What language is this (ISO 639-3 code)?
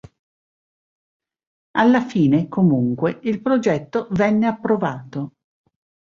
ita